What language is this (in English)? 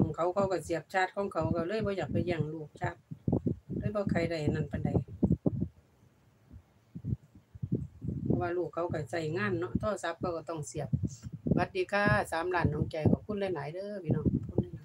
Thai